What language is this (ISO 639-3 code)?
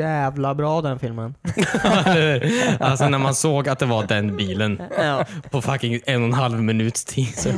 swe